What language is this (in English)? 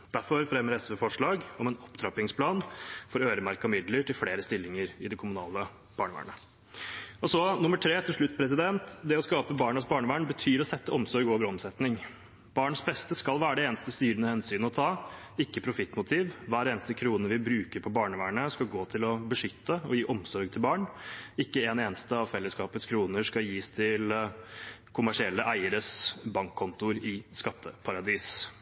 Norwegian Bokmål